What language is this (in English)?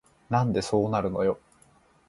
Japanese